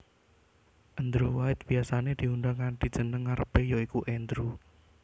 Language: Javanese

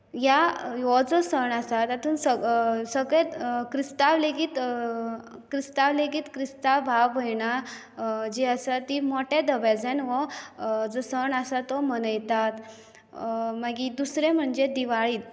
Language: Konkani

